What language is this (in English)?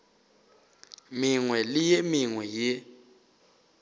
Northern Sotho